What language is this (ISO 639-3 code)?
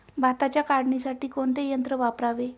mar